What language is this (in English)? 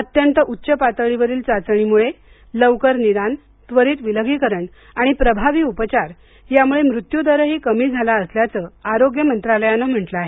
Marathi